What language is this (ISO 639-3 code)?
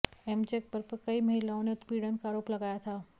hin